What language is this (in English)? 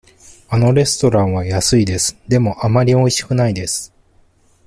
Japanese